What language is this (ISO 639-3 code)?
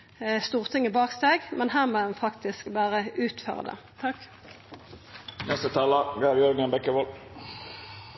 nno